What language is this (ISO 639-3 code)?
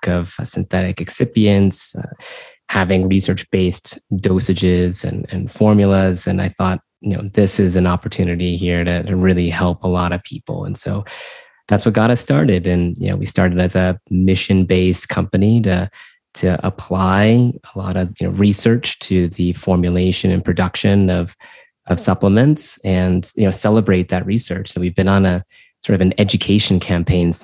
eng